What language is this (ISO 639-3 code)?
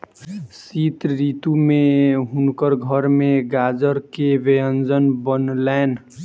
mai